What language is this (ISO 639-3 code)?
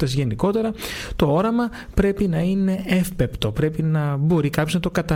ell